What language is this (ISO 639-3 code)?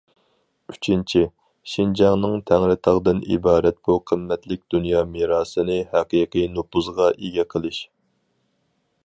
uig